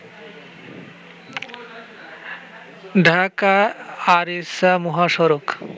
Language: Bangla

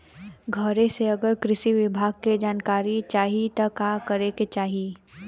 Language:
Bhojpuri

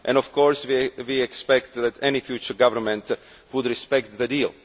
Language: English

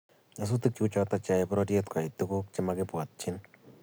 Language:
Kalenjin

